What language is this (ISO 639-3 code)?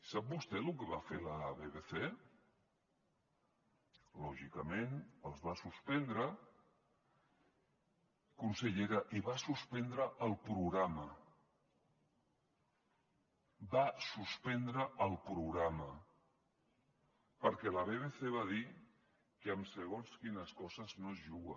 cat